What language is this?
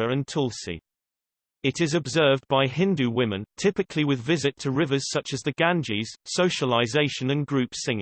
English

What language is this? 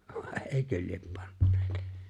Finnish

